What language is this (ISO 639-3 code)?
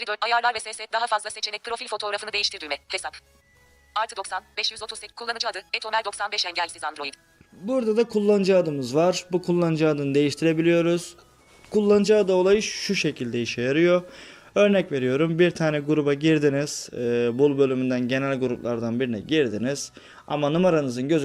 tur